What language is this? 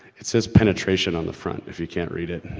English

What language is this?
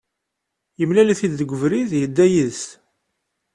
Kabyle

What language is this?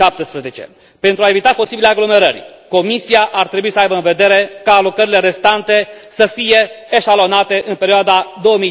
Romanian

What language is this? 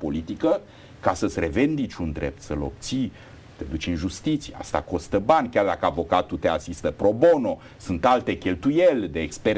Romanian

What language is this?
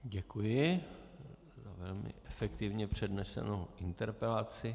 Czech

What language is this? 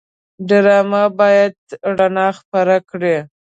Pashto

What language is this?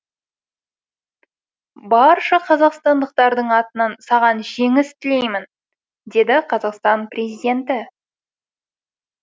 Kazakh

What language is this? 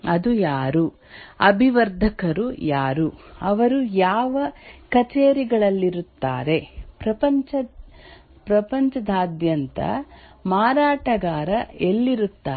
Kannada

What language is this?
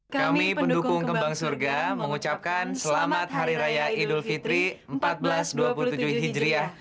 Indonesian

